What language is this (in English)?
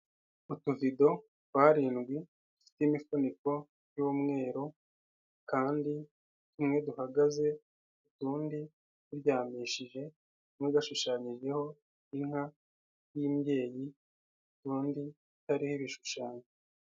Kinyarwanda